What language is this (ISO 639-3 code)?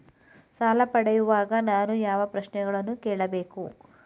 kan